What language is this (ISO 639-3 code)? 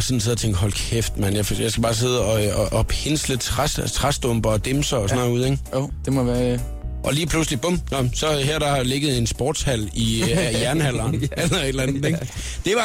dan